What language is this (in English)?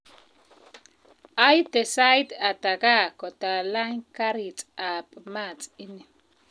Kalenjin